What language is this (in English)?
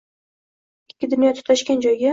Uzbek